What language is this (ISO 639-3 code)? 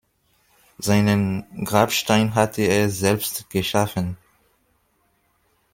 deu